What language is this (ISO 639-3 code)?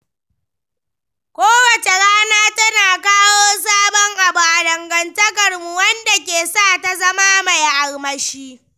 hau